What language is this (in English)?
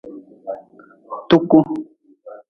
Nawdm